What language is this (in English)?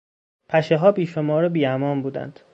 Persian